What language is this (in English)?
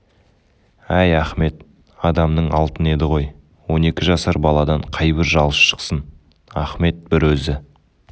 Kazakh